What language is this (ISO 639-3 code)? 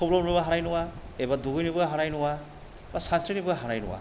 brx